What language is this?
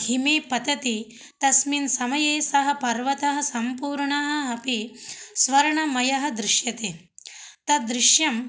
Sanskrit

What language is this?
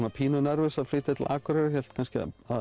Icelandic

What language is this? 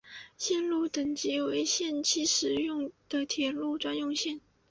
Chinese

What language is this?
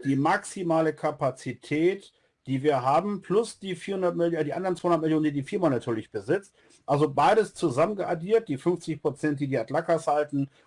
German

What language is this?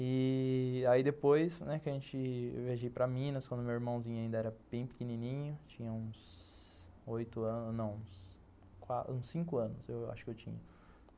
Portuguese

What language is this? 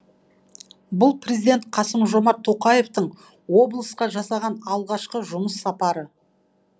Kazakh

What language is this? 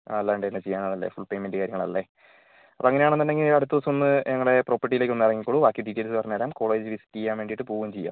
Malayalam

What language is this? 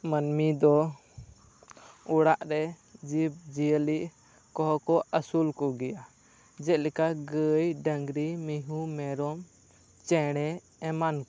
Santali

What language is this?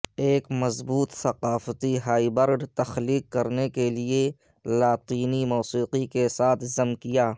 Urdu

